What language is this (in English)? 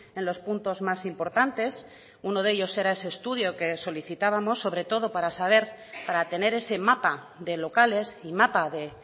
Spanish